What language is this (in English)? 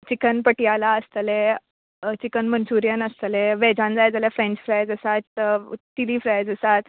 Konkani